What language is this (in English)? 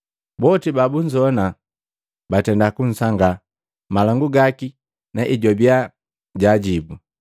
Matengo